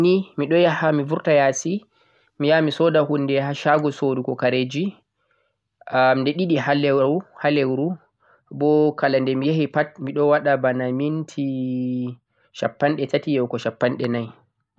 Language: Central-Eastern Niger Fulfulde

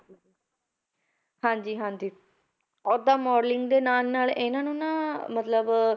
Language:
Punjabi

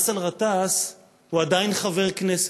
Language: Hebrew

